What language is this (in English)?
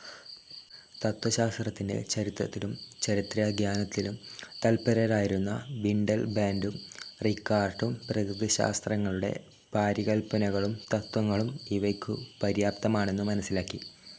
Malayalam